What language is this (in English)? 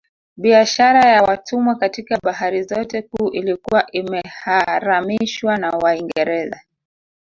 Swahili